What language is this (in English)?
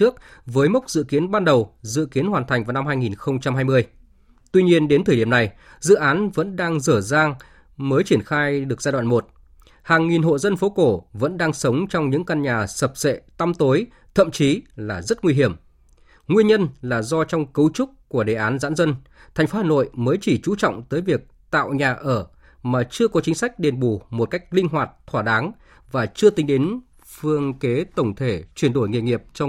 Vietnamese